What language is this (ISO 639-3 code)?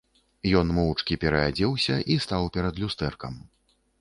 bel